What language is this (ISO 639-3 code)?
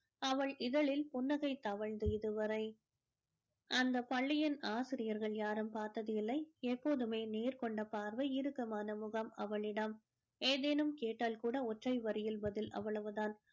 tam